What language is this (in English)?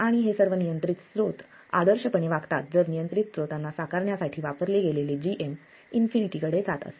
Marathi